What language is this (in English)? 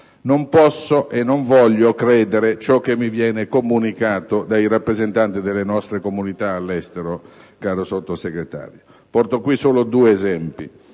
Italian